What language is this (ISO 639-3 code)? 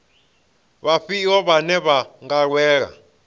ven